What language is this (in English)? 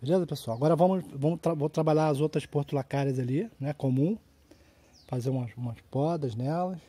Portuguese